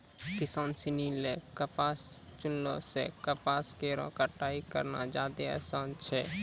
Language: Maithili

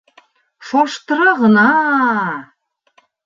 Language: Bashkir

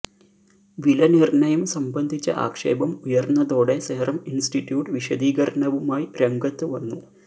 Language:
Malayalam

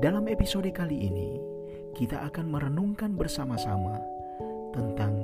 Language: Indonesian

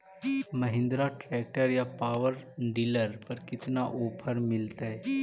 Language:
Magahi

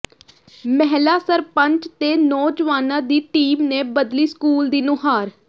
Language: Punjabi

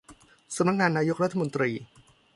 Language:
Thai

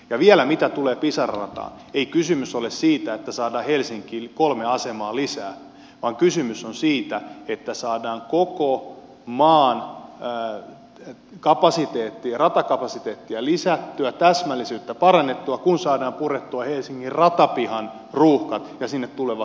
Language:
Finnish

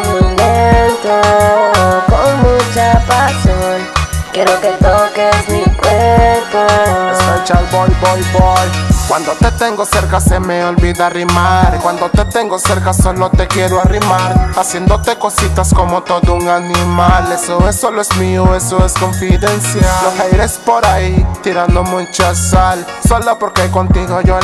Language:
Indonesian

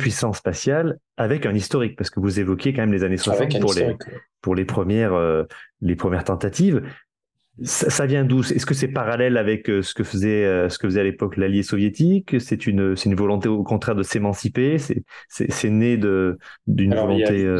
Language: French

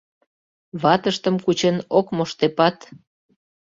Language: Mari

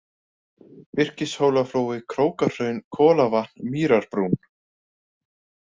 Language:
Icelandic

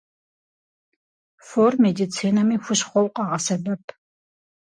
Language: Kabardian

